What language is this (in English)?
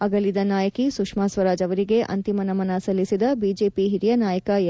Kannada